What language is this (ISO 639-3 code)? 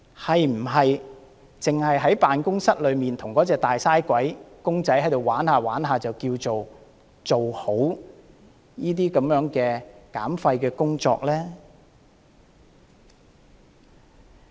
yue